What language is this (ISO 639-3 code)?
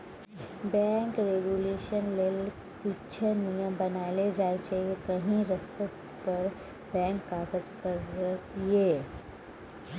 mai